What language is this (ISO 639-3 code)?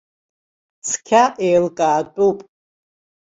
abk